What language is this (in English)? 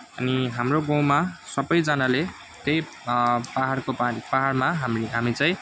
Nepali